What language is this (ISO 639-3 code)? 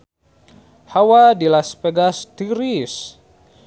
sun